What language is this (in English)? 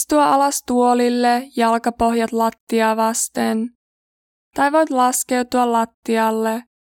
Finnish